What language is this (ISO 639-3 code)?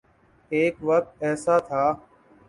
urd